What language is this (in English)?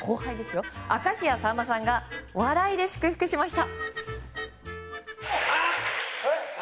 Japanese